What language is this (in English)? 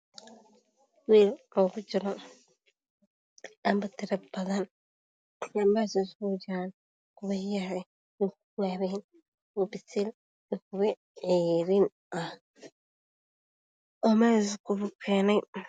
Somali